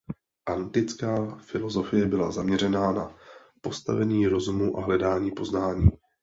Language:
Czech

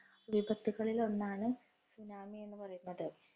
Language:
Malayalam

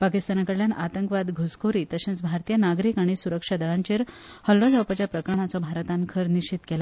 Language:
Konkani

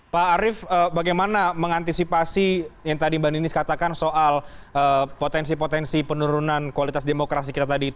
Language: Indonesian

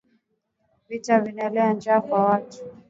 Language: Swahili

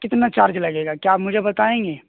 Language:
Urdu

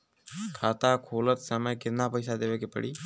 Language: Bhojpuri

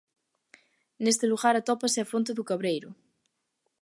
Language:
Galician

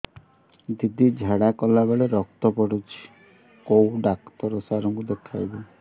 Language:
Odia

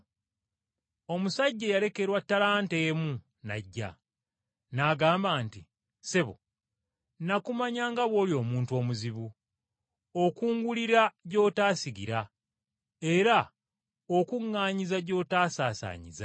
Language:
Ganda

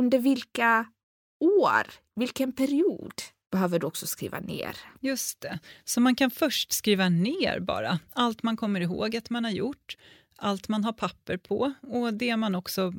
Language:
Swedish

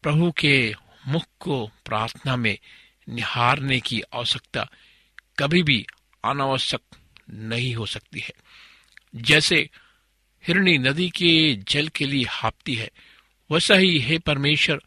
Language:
Hindi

